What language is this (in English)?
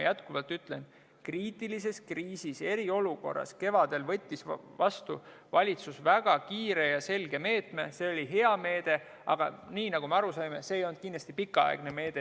Estonian